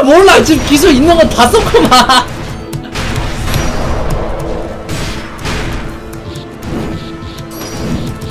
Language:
Korean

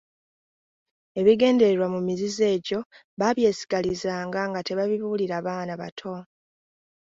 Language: Ganda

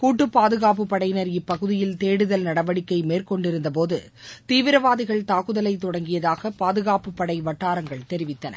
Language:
Tamil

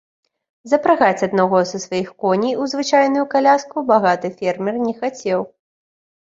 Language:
Belarusian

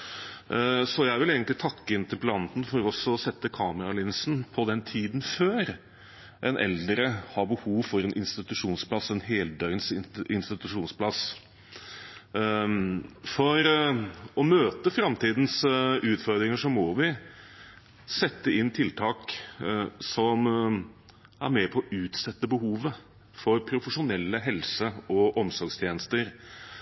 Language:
Norwegian Bokmål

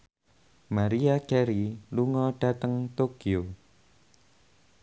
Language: Javanese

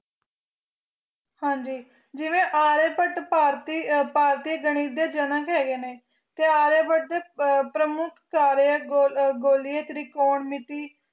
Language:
Punjabi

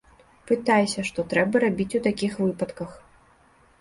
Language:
Belarusian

